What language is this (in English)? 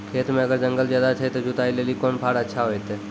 Maithili